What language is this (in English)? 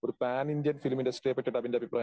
Malayalam